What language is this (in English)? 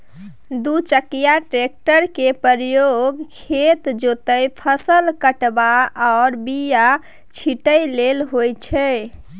Maithili